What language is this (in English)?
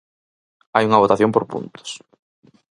Galician